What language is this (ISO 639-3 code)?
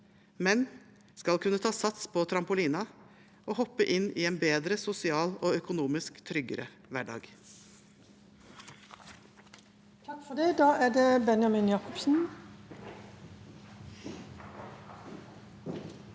nor